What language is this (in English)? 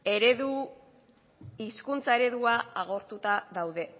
Basque